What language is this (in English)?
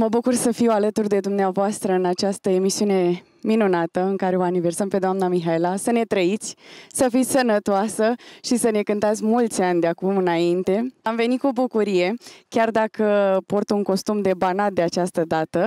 Romanian